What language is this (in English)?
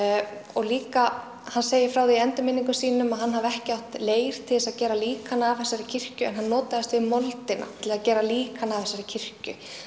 Icelandic